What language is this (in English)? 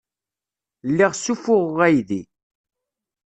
Kabyle